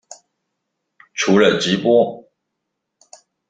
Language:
Chinese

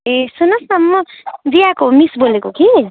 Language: Nepali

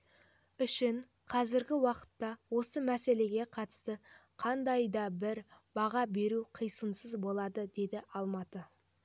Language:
Kazakh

